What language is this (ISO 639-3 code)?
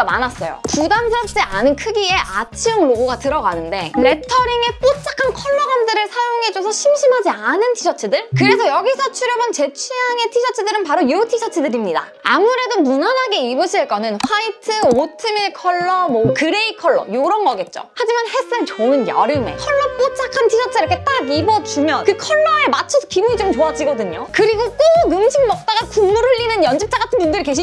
kor